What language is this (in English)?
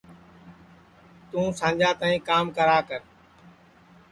Sansi